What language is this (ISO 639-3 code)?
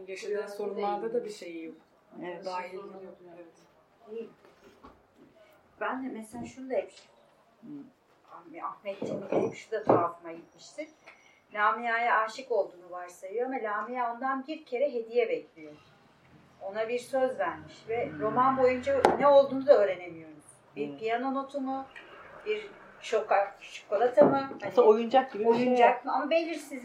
tur